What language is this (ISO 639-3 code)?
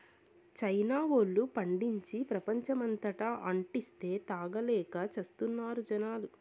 tel